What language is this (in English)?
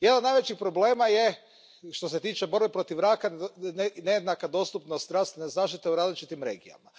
Croatian